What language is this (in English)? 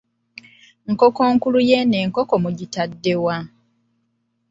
Ganda